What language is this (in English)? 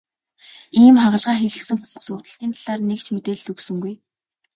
Mongolian